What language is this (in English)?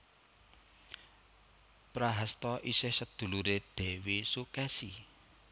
Javanese